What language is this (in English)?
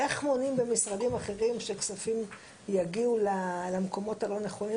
Hebrew